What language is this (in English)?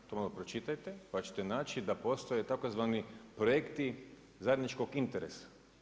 Croatian